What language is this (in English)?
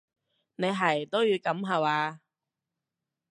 Cantonese